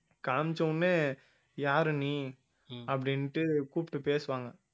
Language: Tamil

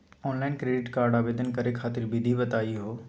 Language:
Magahi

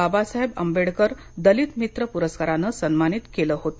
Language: Marathi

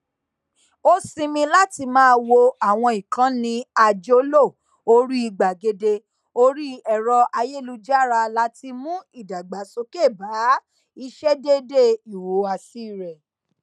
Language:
Yoruba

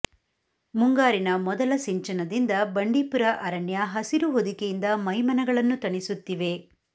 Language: Kannada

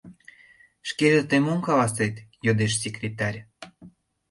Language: Mari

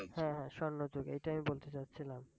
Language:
Bangla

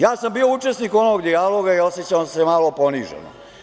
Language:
Serbian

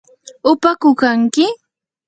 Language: Yanahuanca Pasco Quechua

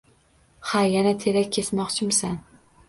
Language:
Uzbek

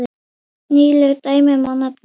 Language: Icelandic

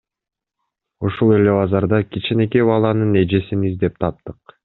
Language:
Kyrgyz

